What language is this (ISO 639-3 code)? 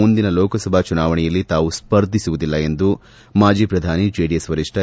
kan